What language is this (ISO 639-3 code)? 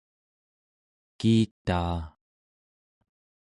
esu